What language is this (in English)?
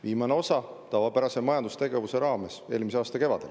Estonian